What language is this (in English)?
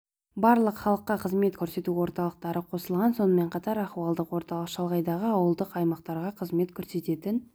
Kazakh